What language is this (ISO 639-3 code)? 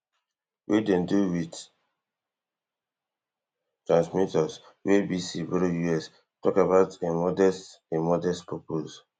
pcm